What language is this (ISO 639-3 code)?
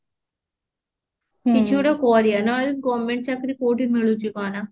ori